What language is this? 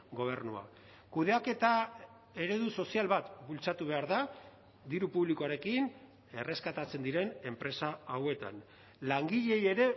Basque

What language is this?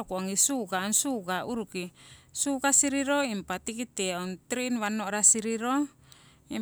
Siwai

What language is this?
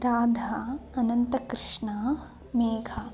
Sanskrit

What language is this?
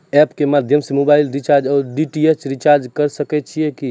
Maithili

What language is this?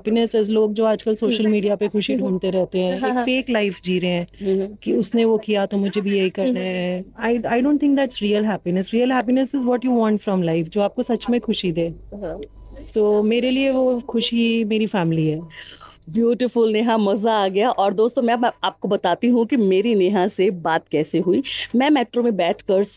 Hindi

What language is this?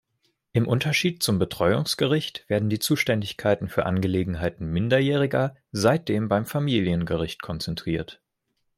German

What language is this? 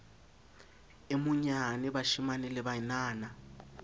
Southern Sotho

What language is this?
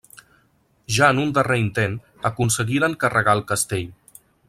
Catalan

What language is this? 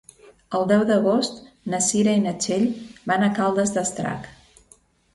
Catalan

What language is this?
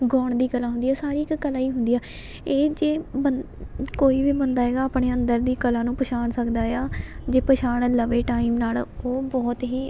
Punjabi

